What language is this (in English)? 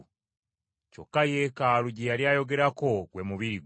Ganda